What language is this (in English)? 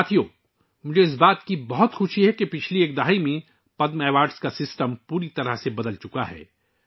Urdu